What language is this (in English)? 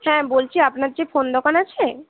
Bangla